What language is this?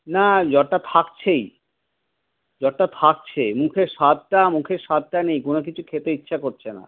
Bangla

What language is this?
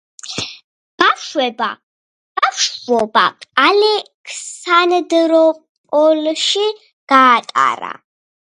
Georgian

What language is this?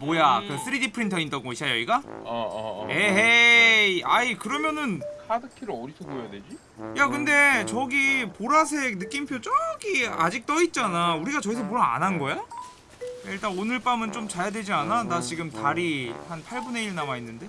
Korean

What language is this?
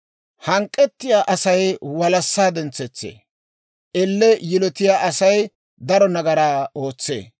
Dawro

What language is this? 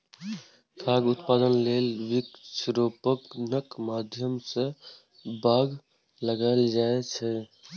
Maithili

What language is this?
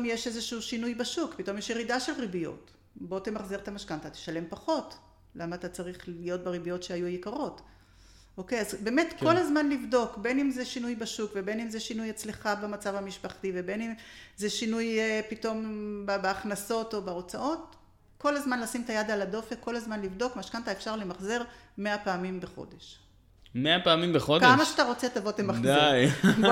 Hebrew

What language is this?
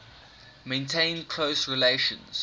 English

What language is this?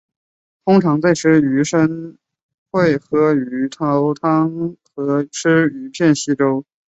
Chinese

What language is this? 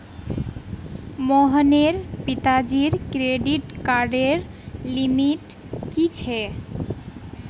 Magahi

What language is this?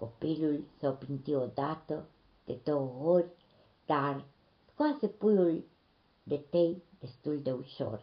Romanian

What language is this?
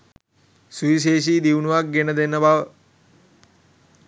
Sinhala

